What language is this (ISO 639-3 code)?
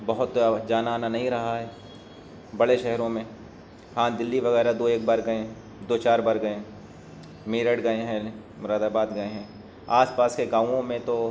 urd